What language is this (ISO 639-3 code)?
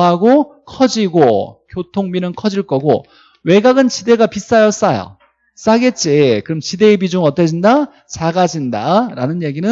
kor